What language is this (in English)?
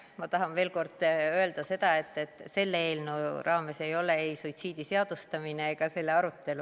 Estonian